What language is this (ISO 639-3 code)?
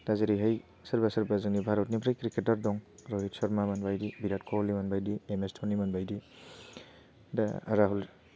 brx